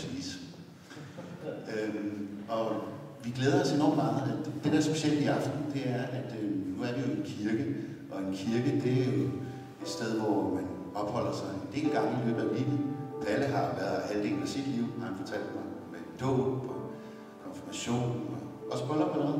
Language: Danish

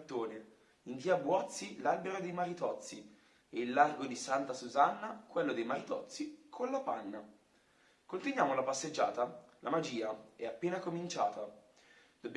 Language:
Italian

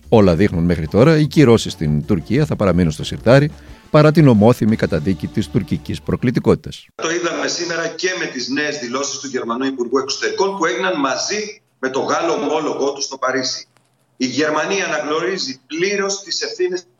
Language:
Greek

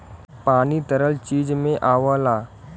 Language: Bhojpuri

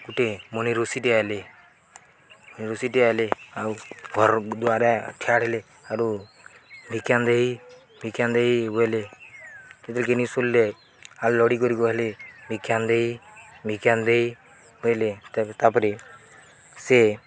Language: Odia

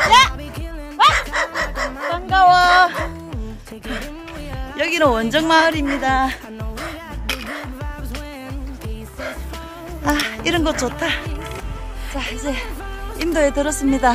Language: Korean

